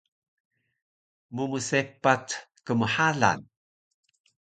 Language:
Taroko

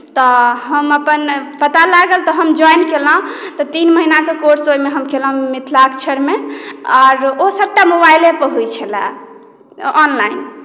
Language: Maithili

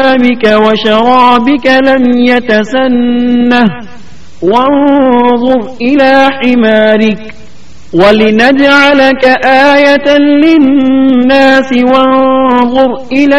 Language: Urdu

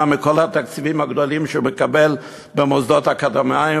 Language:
Hebrew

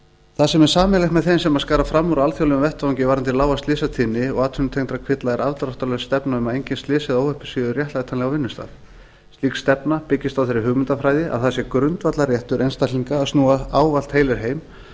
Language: Icelandic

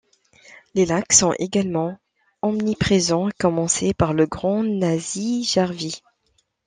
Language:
French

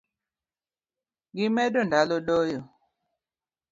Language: Luo (Kenya and Tanzania)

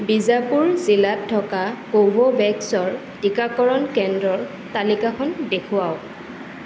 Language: Assamese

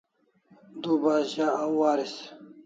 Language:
Kalasha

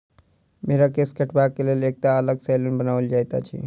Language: Maithili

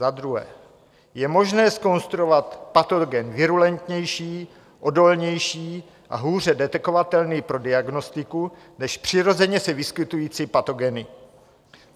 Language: Czech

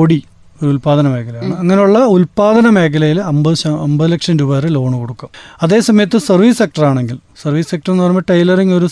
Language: Malayalam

